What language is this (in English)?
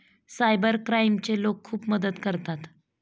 Marathi